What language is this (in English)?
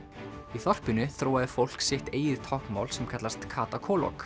Icelandic